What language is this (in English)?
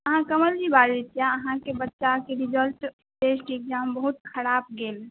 Maithili